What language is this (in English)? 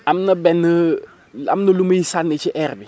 Wolof